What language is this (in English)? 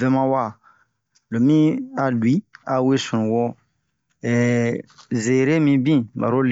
Bomu